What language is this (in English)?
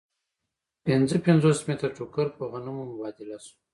Pashto